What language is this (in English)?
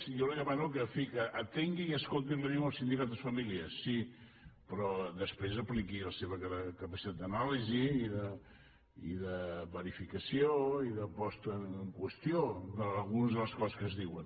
Catalan